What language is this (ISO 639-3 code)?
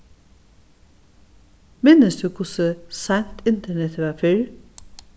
fao